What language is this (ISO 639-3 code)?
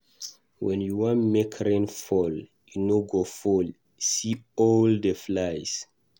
pcm